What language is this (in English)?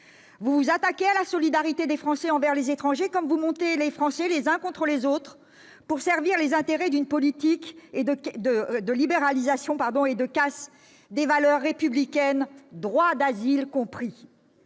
French